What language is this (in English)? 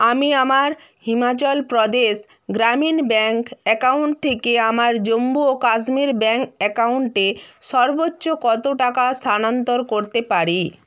Bangla